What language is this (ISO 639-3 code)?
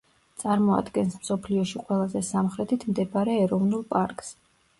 kat